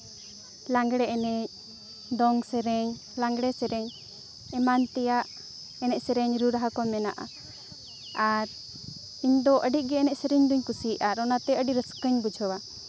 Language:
Santali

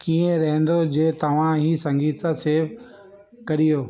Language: Sindhi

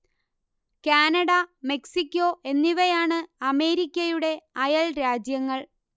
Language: Malayalam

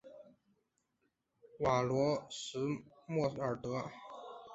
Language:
Chinese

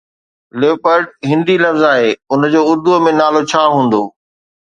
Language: Sindhi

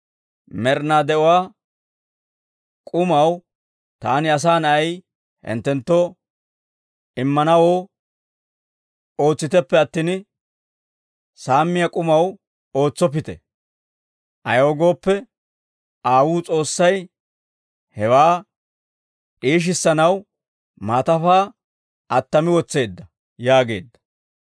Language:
Dawro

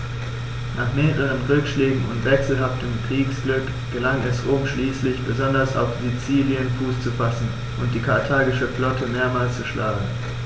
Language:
German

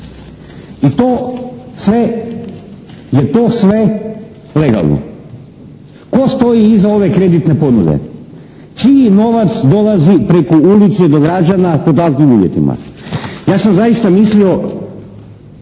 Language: Croatian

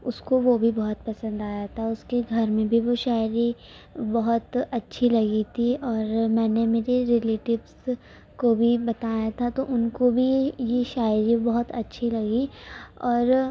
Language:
Urdu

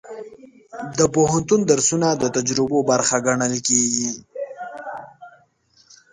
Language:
Pashto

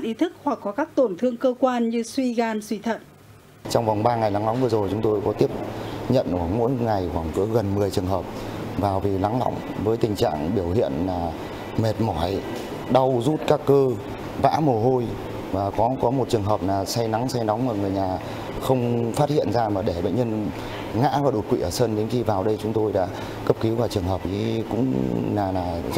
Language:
Vietnamese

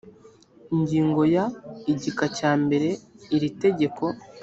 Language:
Kinyarwanda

